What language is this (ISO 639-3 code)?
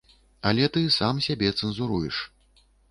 bel